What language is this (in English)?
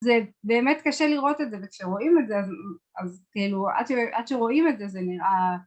Hebrew